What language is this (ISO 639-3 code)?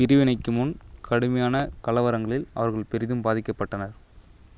tam